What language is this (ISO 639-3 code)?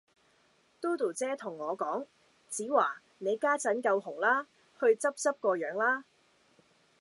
yue